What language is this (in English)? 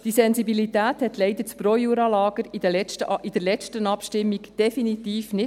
Swiss German